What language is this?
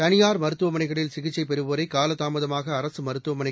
Tamil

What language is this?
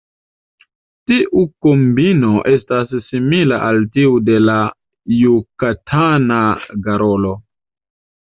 Esperanto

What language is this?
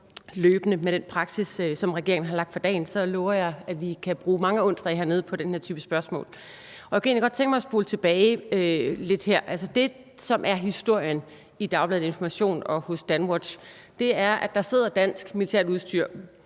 Danish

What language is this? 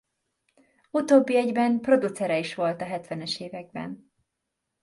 Hungarian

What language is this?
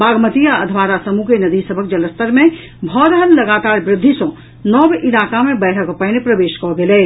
Maithili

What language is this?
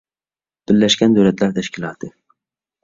Uyghur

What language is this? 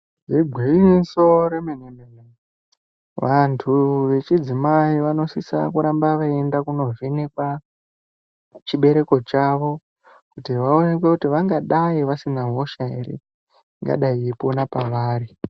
Ndau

